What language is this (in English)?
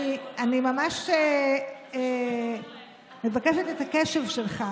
Hebrew